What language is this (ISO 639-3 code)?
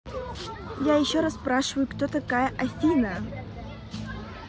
rus